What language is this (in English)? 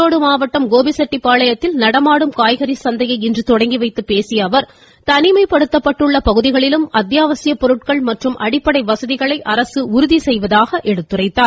Tamil